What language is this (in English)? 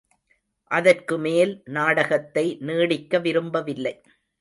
Tamil